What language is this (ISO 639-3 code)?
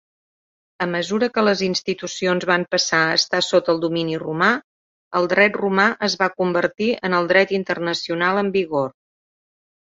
cat